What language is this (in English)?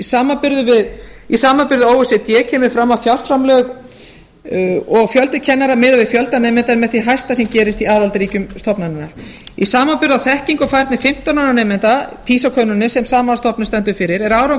Icelandic